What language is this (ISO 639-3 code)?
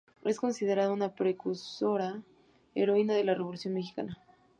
spa